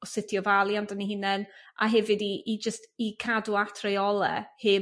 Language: Welsh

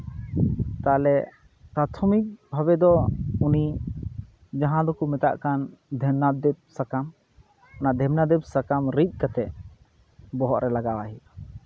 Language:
Santali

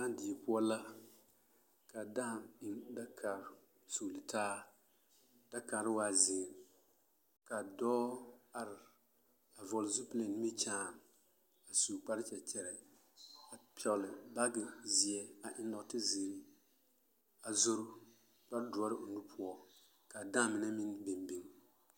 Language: Southern Dagaare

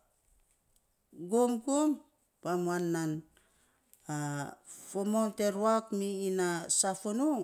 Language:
Saposa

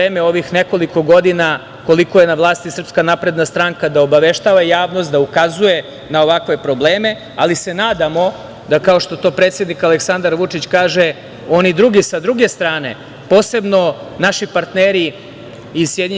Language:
Serbian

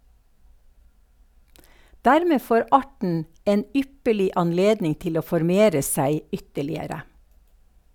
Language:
Norwegian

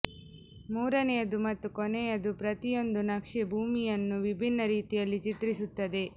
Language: Kannada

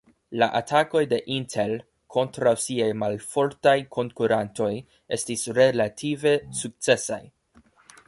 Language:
Esperanto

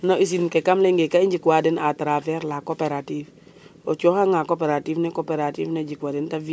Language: Serer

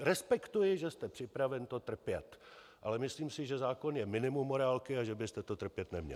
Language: Czech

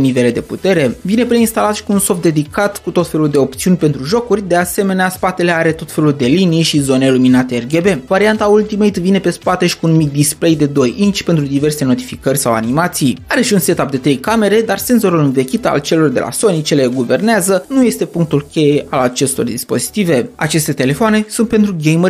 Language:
Romanian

